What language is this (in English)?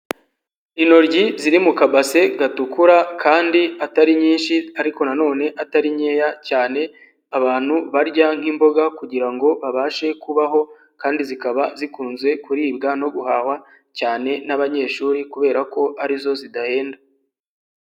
Kinyarwanda